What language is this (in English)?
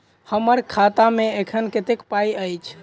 Maithili